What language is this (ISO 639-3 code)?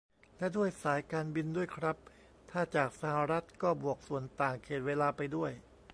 tha